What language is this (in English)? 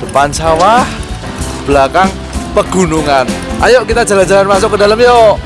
Indonesian